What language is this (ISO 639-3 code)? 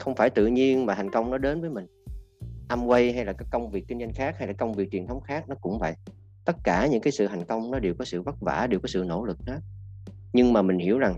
vie